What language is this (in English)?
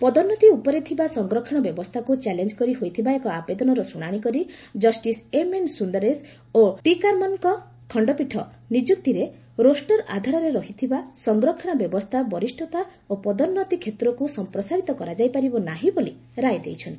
Odia